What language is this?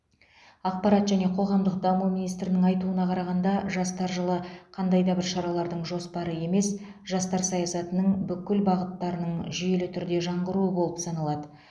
Kazakh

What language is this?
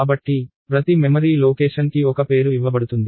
Telugu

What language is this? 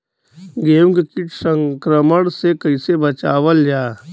Bhojpuri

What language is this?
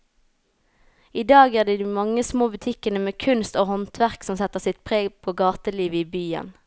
Norwegian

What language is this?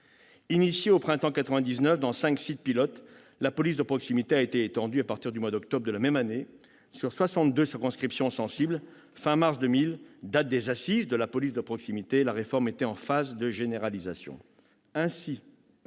French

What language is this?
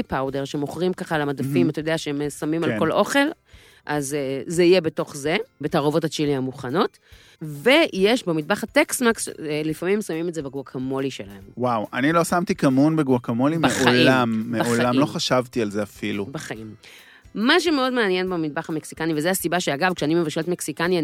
Hebrew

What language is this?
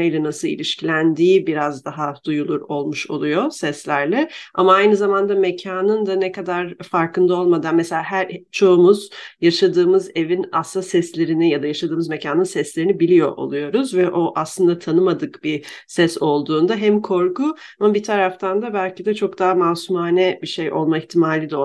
Turkish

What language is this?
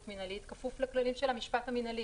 Hebrew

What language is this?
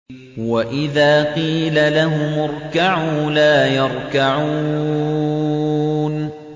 Arabic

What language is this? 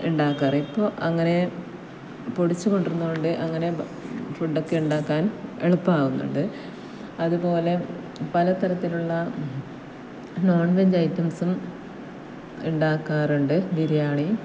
Malayalam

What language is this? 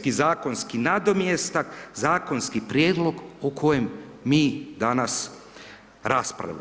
Croatian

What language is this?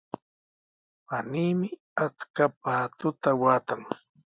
Sihuas Ancash Quechua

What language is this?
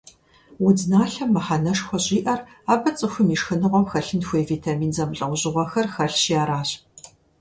Kabardian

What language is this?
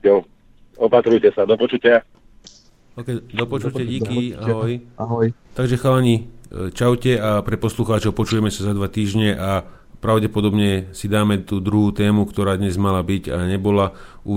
Slovak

